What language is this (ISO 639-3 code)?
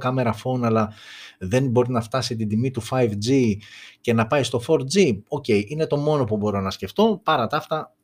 ell